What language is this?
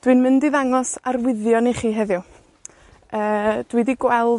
Welsh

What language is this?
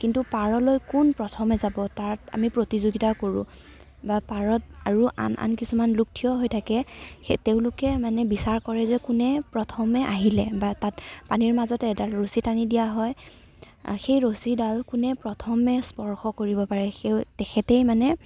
Assamese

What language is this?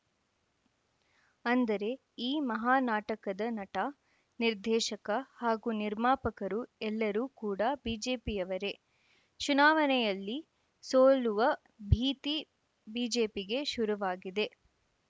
Kannada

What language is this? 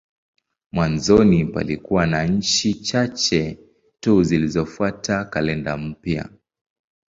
Swahili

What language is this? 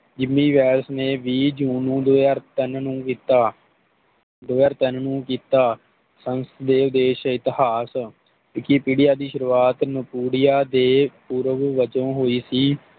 Punjabi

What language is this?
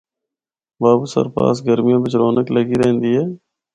Northern Hindko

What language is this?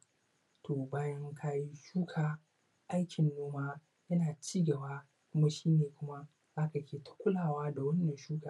Hausa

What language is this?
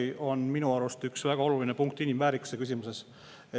Estonian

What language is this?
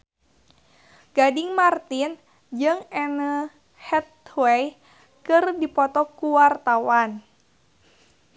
Sundanese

